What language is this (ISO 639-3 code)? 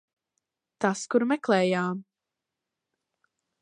lav